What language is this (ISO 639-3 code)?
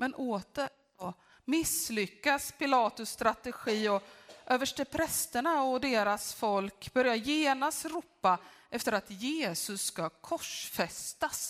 swe